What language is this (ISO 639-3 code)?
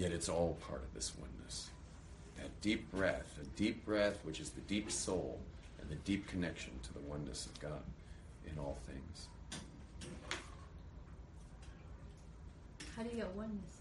eng